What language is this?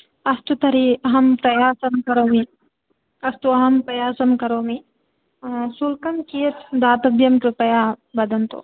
Sanskrit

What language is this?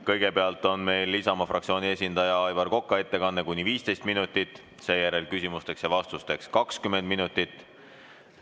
Estonian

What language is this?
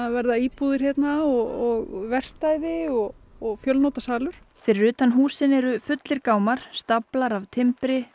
Icelandic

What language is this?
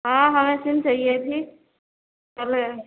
Urdu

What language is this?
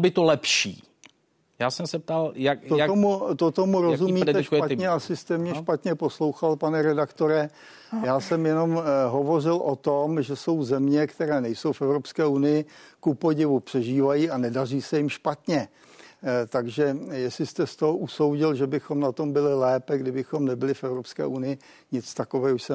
Czech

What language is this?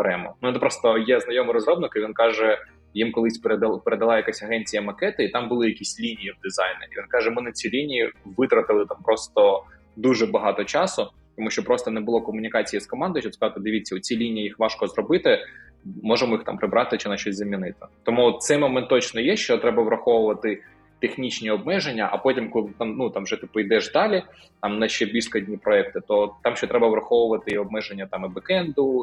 Ukrainian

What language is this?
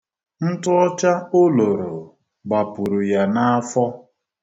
Igbo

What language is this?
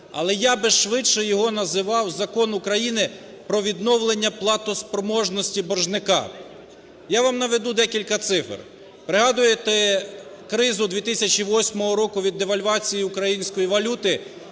Ukrainian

